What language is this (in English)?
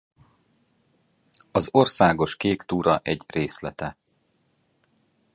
Hungarian